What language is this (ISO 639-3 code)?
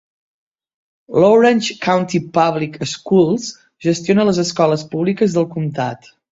cat